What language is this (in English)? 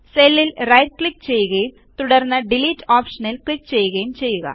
Malayalam